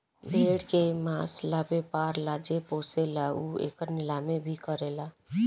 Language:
Bhojpuri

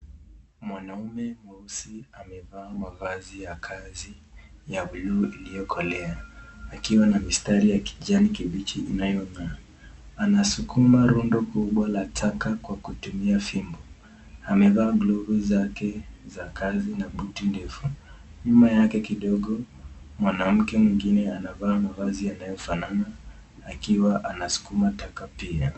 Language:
Swahili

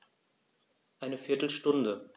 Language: German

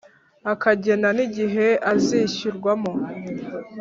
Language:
Kinyarwanda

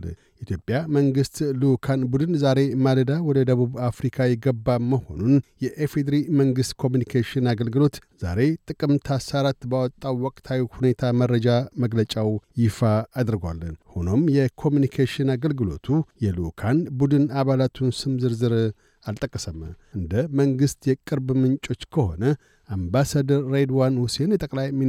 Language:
Amharic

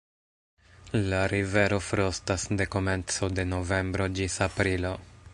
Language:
Esperanto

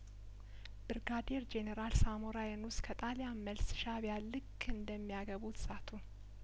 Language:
Amharic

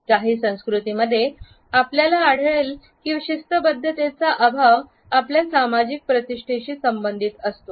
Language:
Marathi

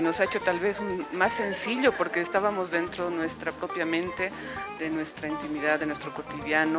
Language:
Spanish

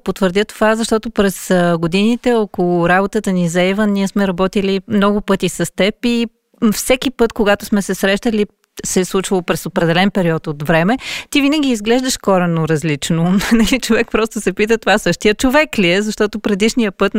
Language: Bulgarian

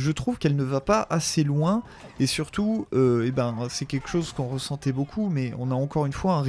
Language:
French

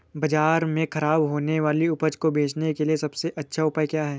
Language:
Hindi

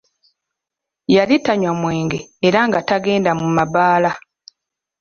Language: Ganda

